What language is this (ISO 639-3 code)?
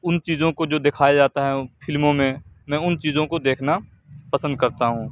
urd